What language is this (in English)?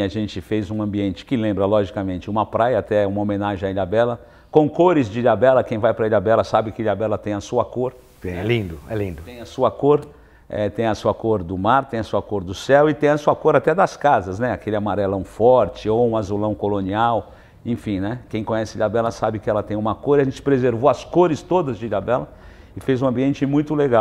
Portuguese